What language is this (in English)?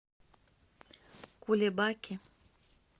Russian